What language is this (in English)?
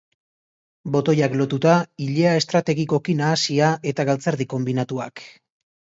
Basque